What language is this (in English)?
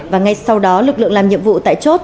Vietnamese